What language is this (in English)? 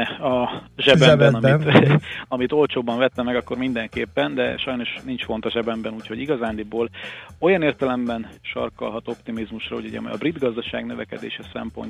Hungarian